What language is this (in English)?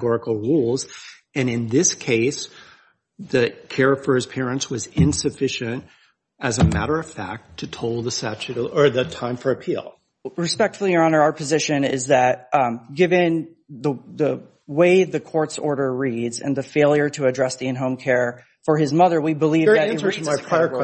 English